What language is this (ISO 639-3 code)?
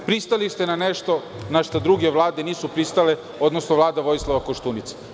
srp